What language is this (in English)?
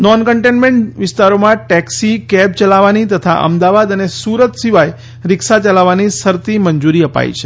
Gujarati